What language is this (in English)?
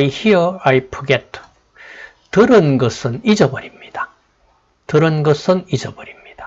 Korean